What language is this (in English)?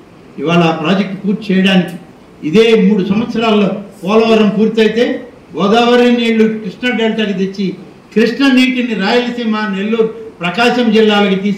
Telugu